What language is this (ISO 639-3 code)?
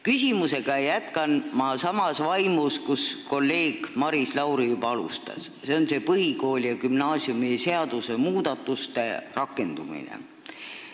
est